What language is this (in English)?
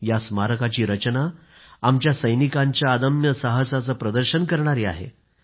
Marathi